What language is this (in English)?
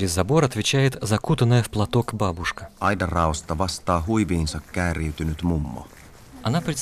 Finnish